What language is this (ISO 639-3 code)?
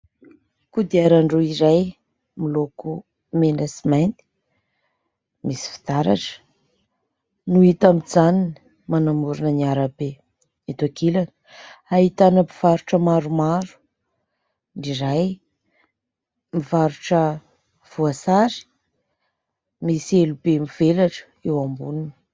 mlg